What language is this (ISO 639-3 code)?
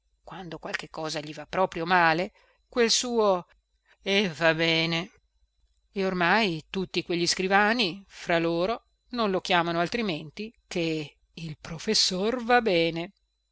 ita